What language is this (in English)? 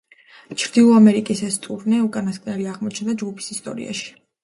Georgian